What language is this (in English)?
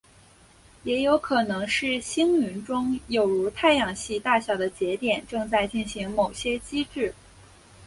Chinese